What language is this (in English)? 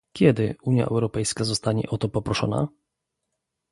Polish